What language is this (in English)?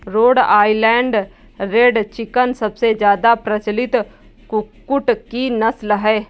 Hindi